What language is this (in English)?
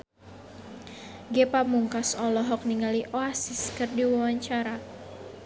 Sundanese